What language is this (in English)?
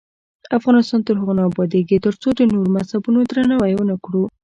Pashto